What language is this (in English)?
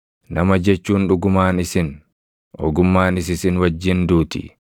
Oromo